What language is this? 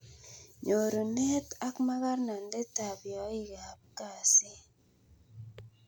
Kalenjin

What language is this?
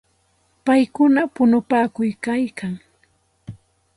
Santa Ana de Tusi Pasco Quechua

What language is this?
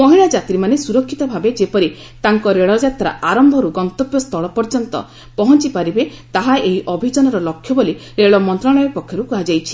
Odia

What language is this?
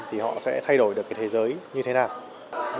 Vietnamese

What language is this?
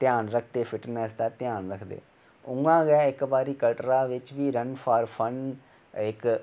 Dogri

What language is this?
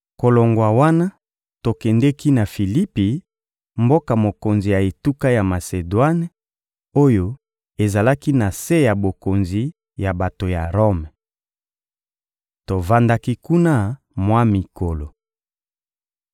Lingala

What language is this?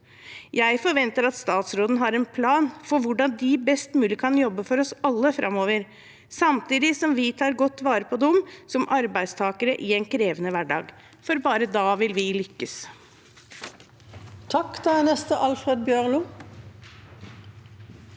Norwegian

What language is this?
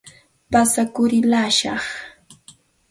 Santa Ana de Tusi Pasco Quechua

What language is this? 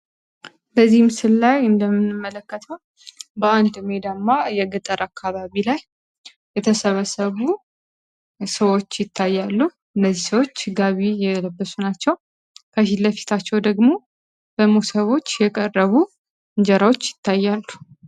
Amharic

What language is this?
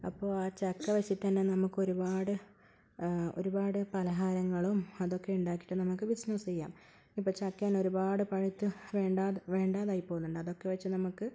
Malayalam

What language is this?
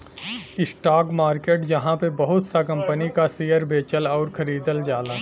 Bhojpuri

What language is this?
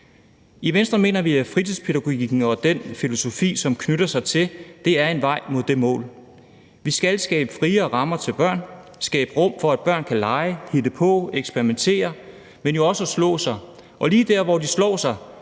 Danish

